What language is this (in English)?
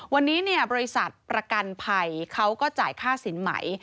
Thai